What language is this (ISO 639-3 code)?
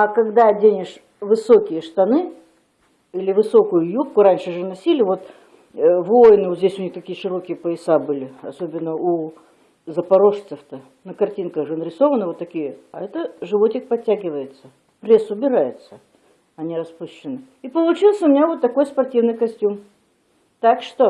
rus